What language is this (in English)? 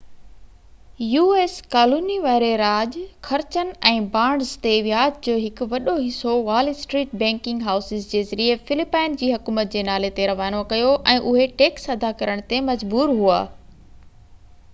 Sindhi